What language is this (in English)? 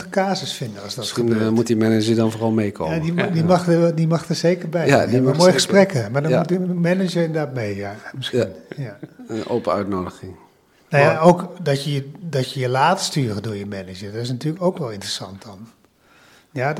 Dutch